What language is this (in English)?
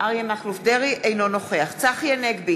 Hebrew